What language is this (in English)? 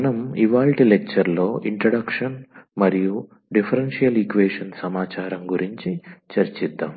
Telugu